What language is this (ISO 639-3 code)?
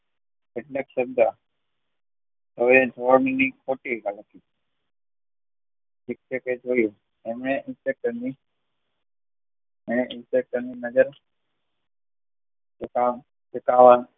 guj